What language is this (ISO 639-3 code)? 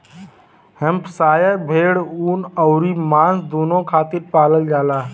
bho